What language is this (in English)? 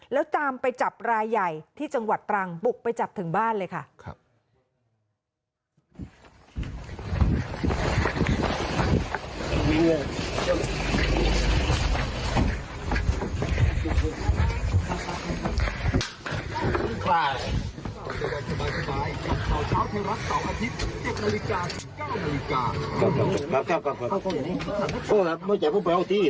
Thai